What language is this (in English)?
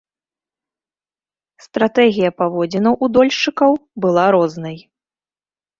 Belarusian